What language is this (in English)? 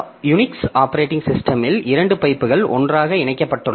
Tamil